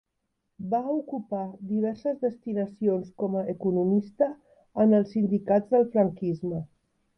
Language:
Catalan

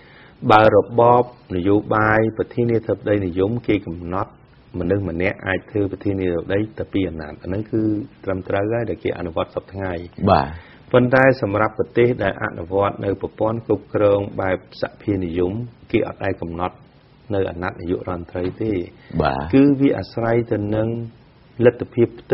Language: Thai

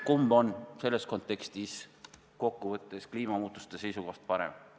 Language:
Estonian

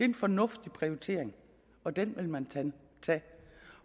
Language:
Danish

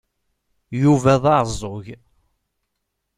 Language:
Kabyle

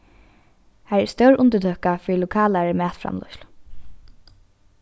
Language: Faroese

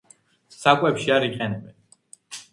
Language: Georgian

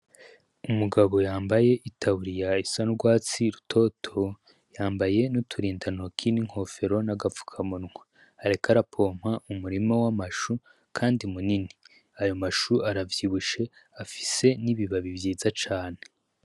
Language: Rundi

